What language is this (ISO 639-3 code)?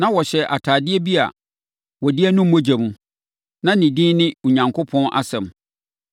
aka